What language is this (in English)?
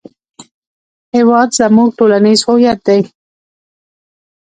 Pashto